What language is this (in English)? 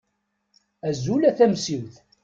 Kabyle